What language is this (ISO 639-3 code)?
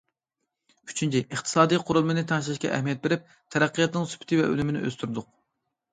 uig